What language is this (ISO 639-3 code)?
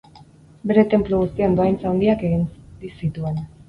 eus